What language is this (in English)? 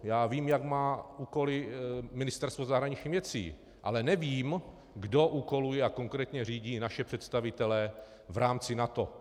Czech